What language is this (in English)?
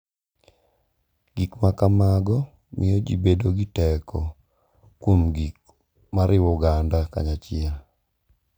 Luo (Kenya and Tanzania)